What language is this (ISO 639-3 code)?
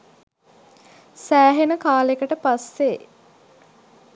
sin